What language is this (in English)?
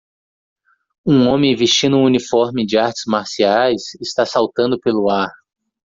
Portuguese